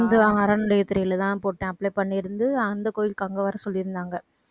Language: Tamil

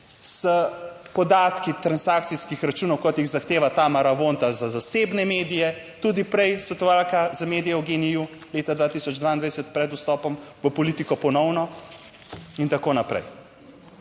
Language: Slovenian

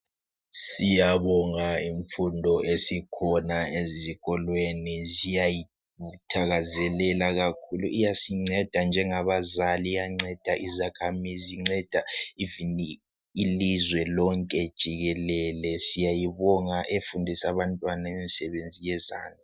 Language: North Ndebele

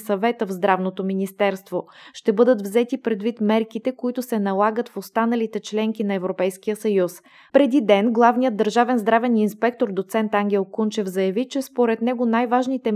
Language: Bulgarian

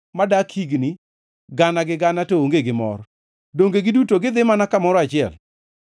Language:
Luo (Kenya and Tanzania)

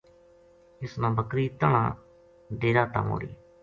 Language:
Gujari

